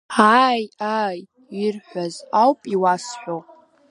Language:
Abkhazian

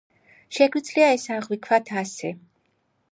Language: Georgian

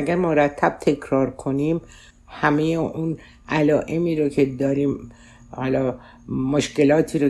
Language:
Persian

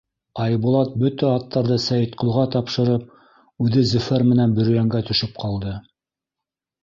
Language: Bashkir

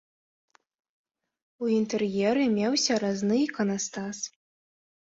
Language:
Belarusian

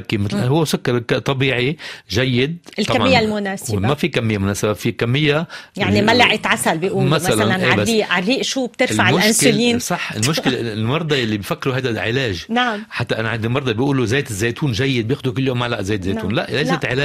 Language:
Arabic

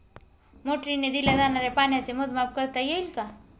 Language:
Marathi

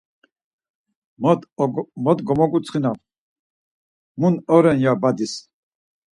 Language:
Laz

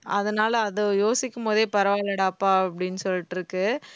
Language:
Tamil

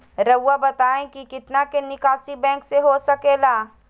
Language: Magahi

